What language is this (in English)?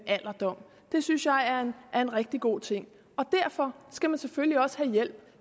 Danish